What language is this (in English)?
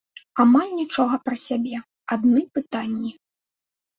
Belarusian